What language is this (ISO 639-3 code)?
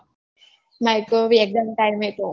guj